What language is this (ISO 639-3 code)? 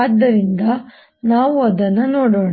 kan